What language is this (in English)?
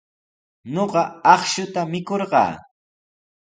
Sihuas Ancash Quechua